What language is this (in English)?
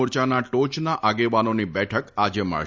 Gujarati